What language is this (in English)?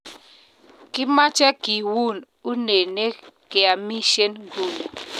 Kalenjin